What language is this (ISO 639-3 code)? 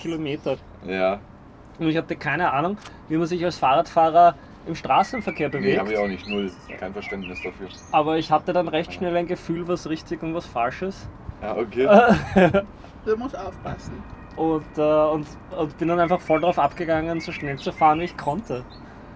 deu